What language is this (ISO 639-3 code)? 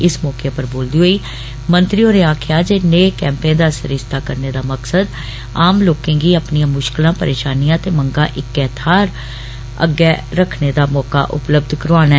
doi